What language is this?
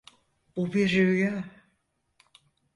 Turkish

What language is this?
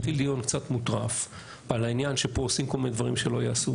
Hebrew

